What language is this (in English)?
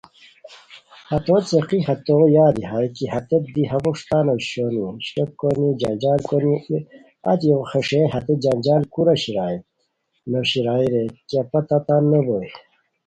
Khowar